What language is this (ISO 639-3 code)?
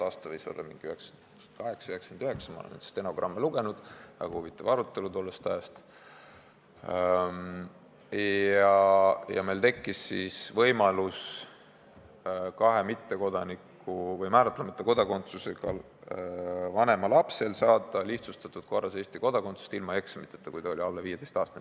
est